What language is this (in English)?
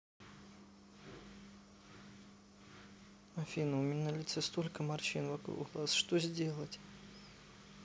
Russian